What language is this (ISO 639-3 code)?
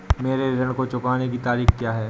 hin